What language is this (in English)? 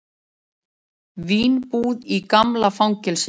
Icelandic